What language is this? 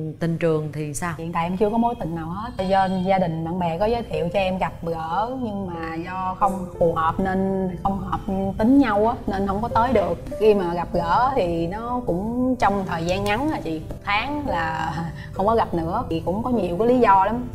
Vietnamese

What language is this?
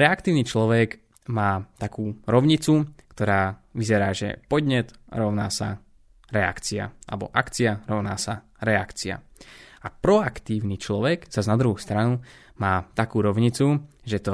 Slovak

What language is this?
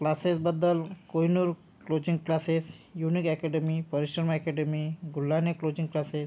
Marathi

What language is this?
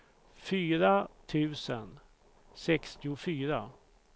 Swedish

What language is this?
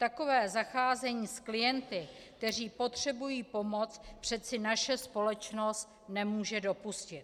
Czech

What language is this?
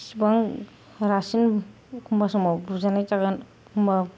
Bodo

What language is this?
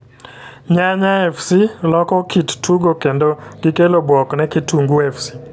Luo (Kenya and Tanzania)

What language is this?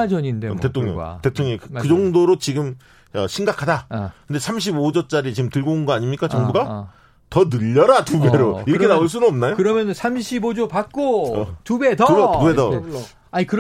Korean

